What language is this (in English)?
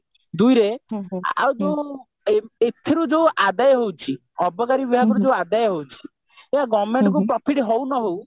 Odia